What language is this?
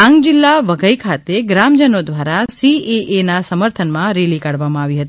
Gujarati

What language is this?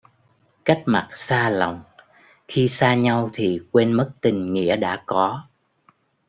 Vietnamese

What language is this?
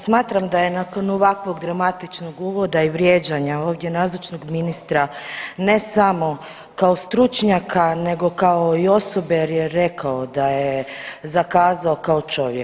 Croatian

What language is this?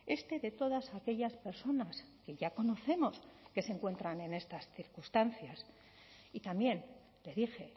Spanish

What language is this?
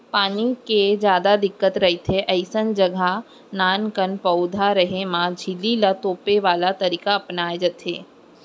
Chhattisgarhi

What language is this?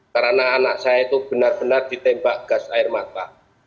Indonesian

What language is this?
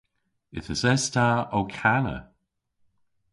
Cornish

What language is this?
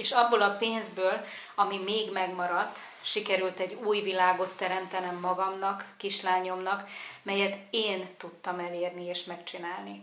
Hungarian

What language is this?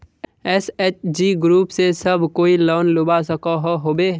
Magahi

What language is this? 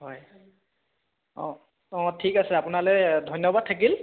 Assamese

